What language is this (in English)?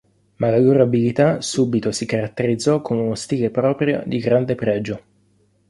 Italian